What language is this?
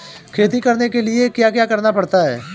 Hindi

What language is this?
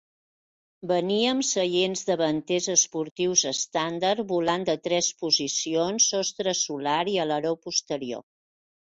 Catalan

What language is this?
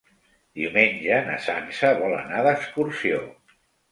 Catalan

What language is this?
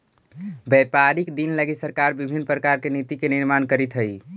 Magahi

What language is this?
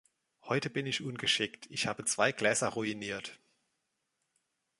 German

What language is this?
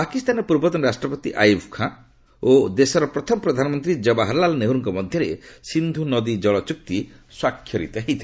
Odia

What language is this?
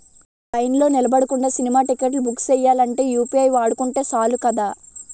Telugu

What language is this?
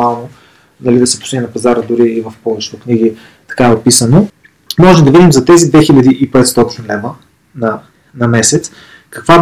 Bulgarian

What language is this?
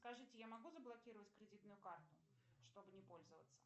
Russian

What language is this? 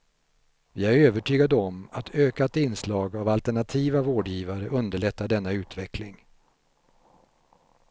Swedish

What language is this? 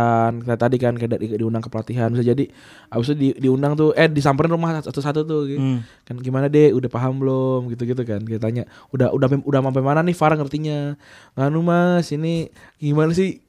Indonesian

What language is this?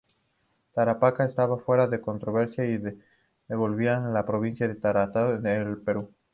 Spanish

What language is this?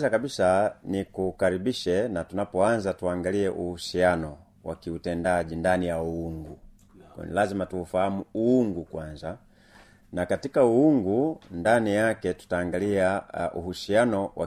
Swahili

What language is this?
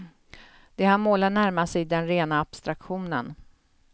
Swedish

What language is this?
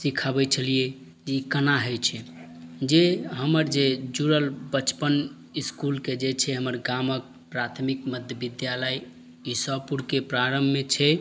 Maithili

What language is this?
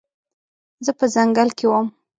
Pashto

